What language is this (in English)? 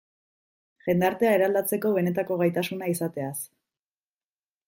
Basque